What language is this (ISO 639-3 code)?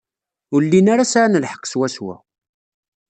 kab